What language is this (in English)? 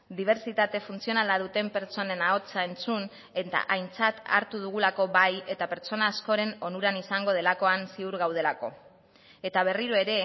Basque